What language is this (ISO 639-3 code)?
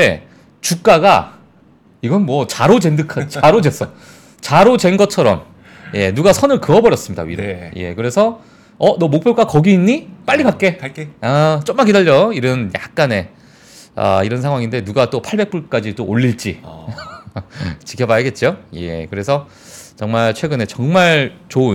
kor